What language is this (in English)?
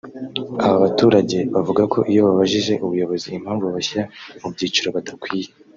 Kinyarwanda